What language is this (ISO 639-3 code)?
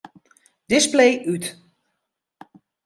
fry